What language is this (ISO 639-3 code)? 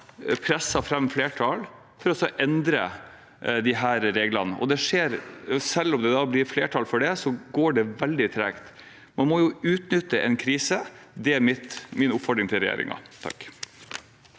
nor